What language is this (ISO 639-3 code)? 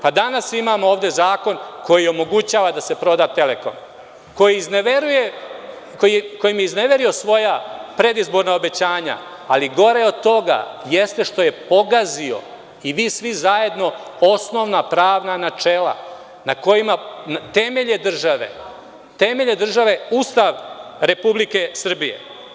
srp